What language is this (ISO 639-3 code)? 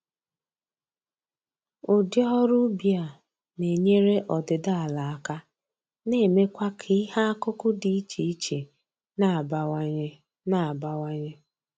ibo